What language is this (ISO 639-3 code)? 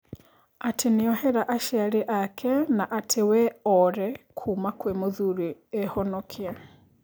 kik